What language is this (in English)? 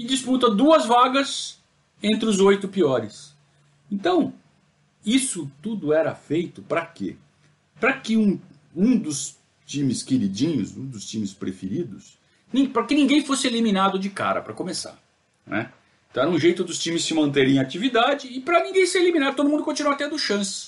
Portuguese